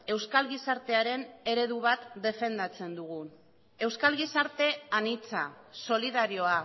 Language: Basque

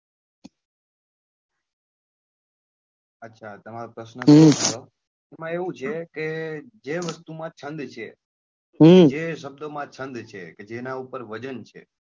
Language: Gujarati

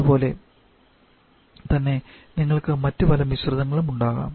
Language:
Malayalam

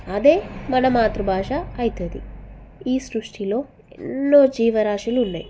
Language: Telugu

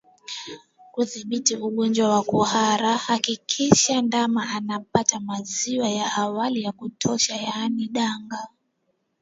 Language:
Swahili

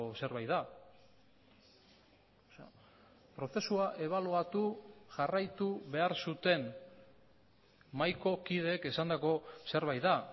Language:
Basque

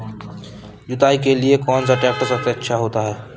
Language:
Hindi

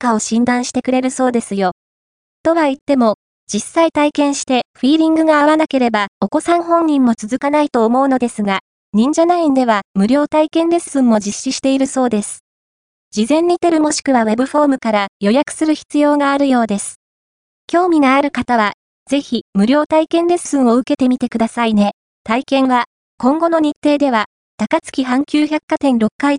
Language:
Japanese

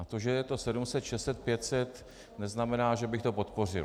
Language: Czech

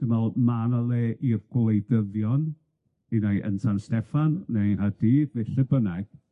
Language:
Welsh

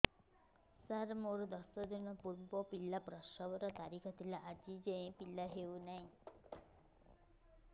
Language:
Odia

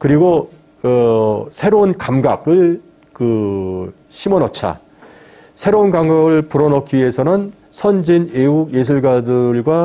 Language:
Korean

